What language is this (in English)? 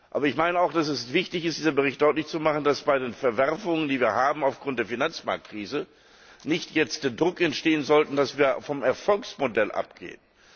German